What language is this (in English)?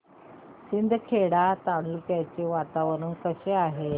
Marathi